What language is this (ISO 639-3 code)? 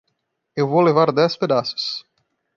por